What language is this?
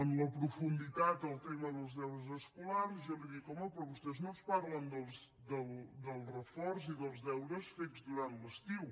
Catalan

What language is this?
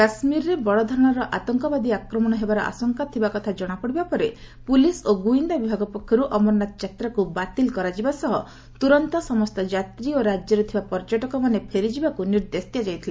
Odia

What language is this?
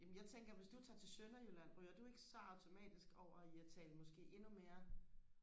Danish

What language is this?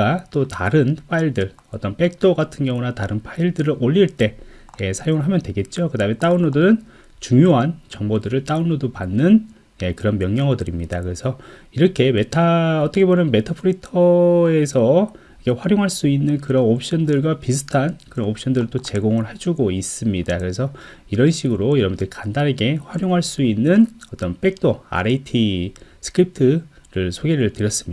Korean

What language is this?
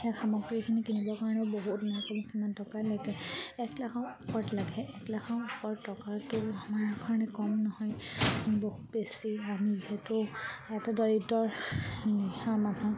Assamese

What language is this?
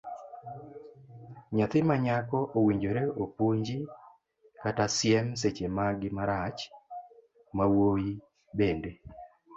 Luo (Kenya and Tanzania)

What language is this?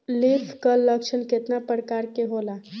Bhojpuri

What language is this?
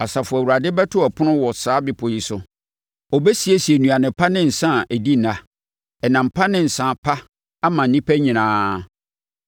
Akan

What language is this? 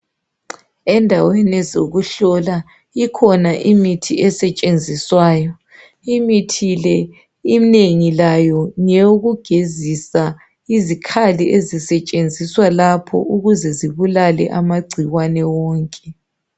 North Ndebele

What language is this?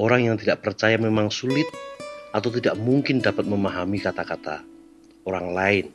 Indonesian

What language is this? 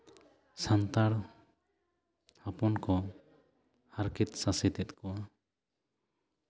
Santali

